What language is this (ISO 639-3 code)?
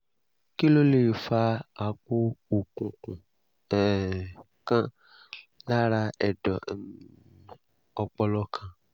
yor